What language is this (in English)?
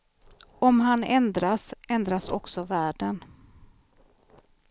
Swedish